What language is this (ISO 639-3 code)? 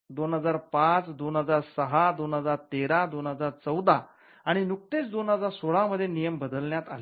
mar